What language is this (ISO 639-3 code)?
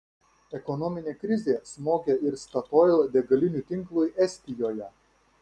lit